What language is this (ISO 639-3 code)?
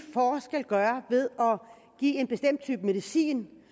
dan